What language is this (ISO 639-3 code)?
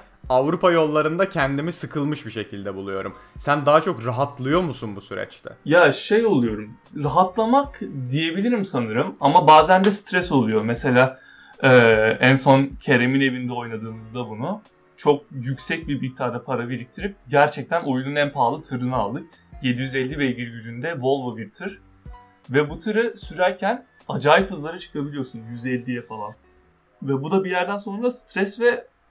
tur